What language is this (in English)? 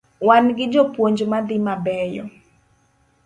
Luo (Kenya and Tanzania)